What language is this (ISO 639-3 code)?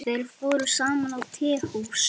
isl